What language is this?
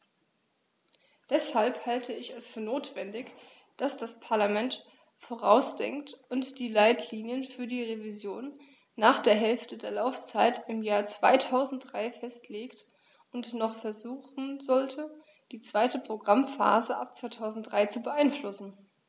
German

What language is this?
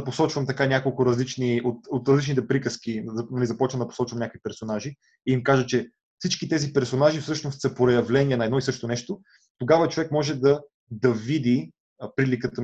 Bulgarian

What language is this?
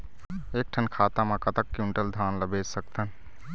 Chhattisgarhi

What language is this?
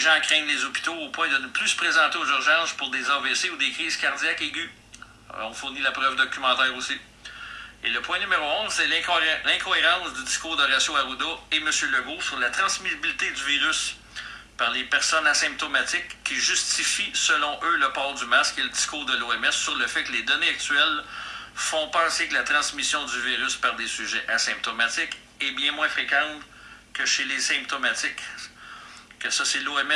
French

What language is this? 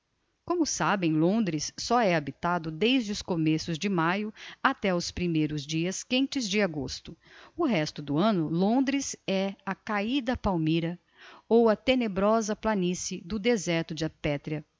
Portuguese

